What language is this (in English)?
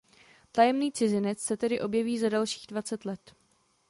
Czech